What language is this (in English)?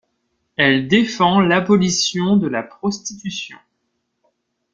French